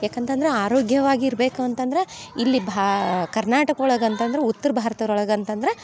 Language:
Kannada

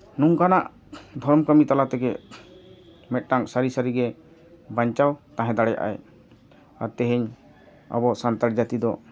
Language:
Santali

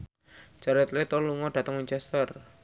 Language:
Javanese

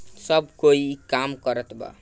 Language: Bhojpuri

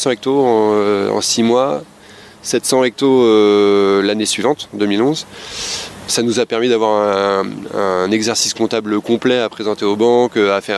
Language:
French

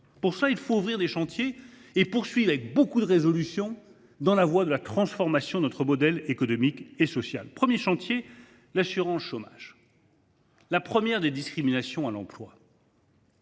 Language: French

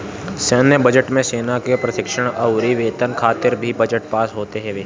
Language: Bhojpuri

